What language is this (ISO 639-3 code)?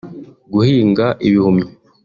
kin